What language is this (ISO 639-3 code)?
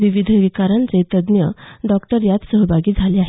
mar